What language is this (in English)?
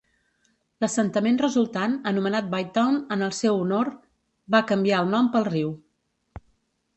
Catalan